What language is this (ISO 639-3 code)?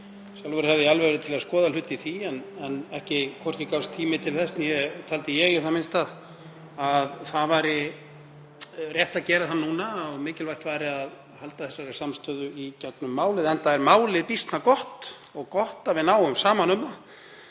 isl